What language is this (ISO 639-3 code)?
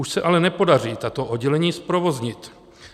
ces